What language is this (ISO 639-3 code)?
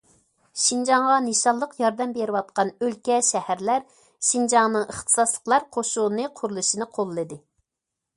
uig